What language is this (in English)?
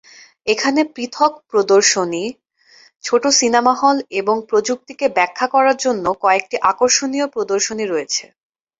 Bangla